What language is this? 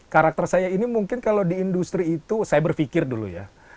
Indonesian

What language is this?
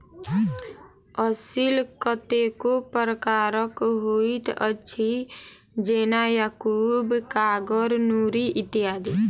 Maithili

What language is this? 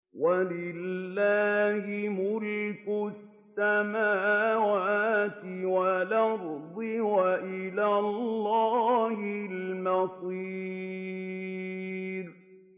Arabic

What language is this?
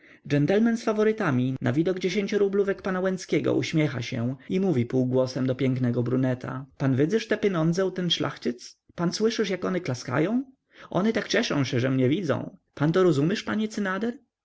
Polish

